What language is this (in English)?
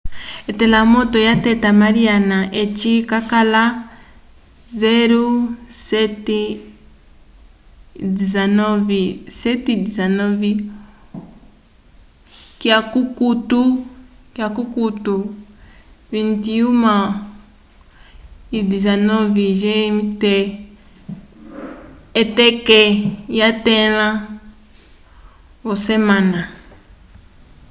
Umbundu